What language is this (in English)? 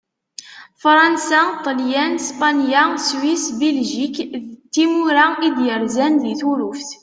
Kabyle